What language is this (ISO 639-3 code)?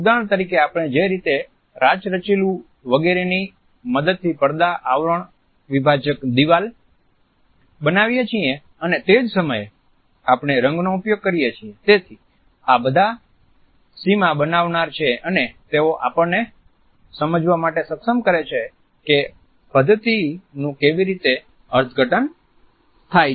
guj